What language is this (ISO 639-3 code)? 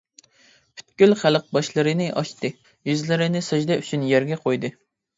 uig